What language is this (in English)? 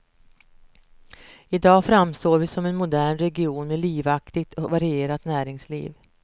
Swedish